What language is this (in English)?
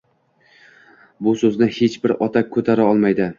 Uzbek